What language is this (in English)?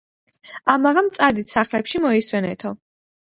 Georgian